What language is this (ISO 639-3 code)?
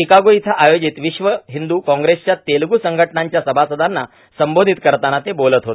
mar